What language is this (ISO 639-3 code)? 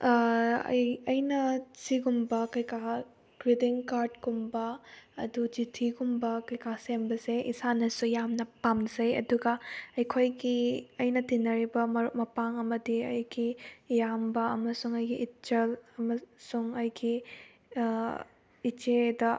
mni